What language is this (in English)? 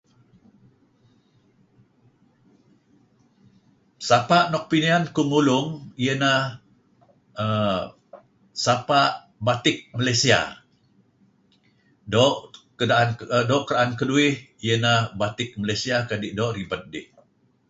Kelabit